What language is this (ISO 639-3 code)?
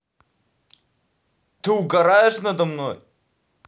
rus